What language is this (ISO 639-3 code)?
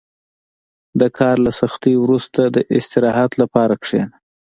pus